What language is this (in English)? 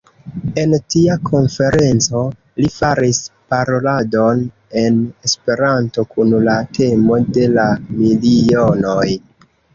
Esperanto